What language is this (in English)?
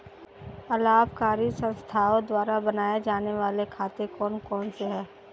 Hindi